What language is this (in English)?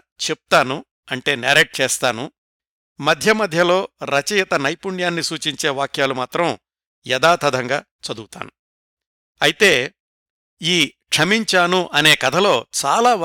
Telugu